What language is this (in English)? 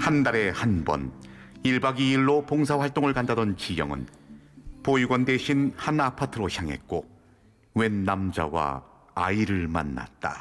Korean